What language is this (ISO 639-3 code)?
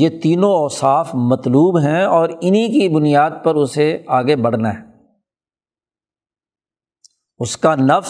urd